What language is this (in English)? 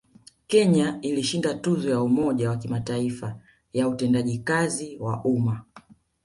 Swahili